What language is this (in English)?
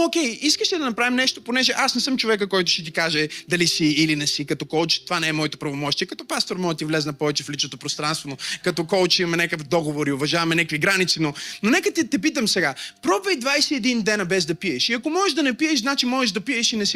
Bulgarian